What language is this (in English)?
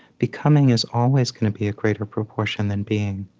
English